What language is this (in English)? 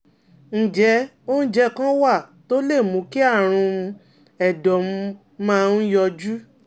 Yoruba